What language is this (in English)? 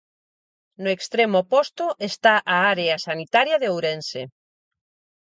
Galician